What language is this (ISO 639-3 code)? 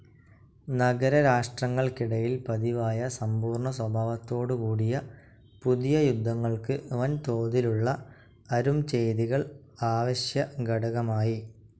mal